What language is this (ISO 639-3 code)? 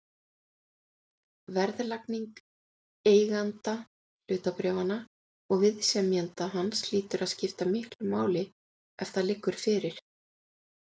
isl